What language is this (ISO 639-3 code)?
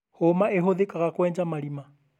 kik